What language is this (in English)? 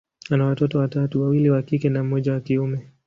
Swahili